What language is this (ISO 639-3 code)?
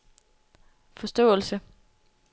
dan